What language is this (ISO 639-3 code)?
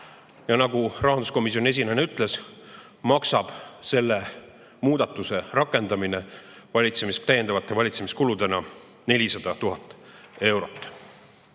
est